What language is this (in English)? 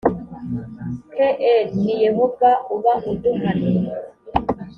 Kinyarwanda